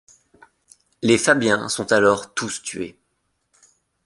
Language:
French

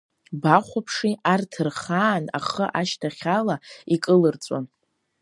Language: Abkhazian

